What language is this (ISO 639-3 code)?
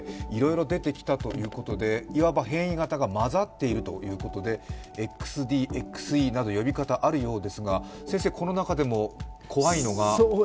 jpn